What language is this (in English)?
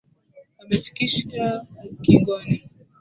Swahili